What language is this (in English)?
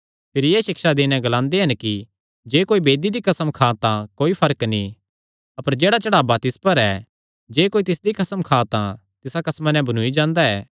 Kangri